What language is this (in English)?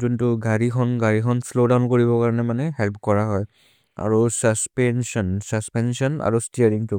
Maria (India)